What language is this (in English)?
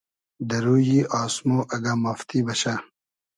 Hazaragi